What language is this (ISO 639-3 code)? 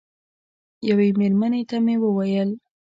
pus